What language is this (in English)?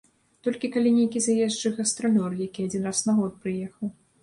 Belarusian